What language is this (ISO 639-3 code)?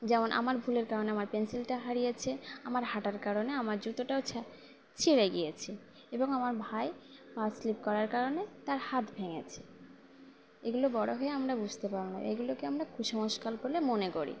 ben